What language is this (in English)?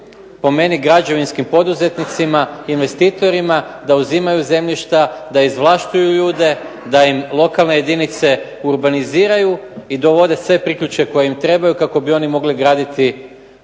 Croatian